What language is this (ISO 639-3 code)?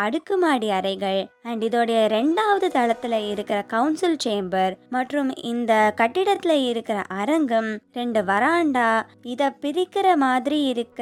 tam